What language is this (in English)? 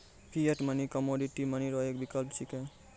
Maithili